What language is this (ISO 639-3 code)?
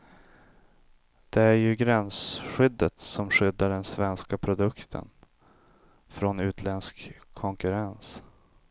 swe